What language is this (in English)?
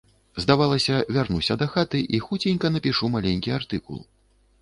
Belarusian